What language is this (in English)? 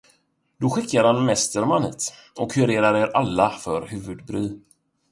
Swedish